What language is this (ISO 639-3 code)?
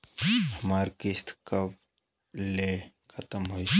bho